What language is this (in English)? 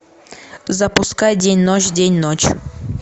Russian